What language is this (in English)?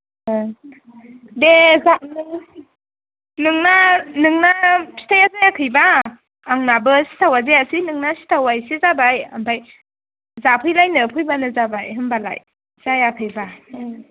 Bodo